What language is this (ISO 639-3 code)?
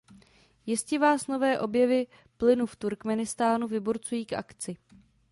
ces